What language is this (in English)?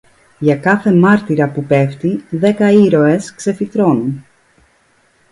Greek